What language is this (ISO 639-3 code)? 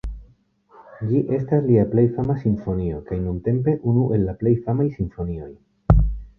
epo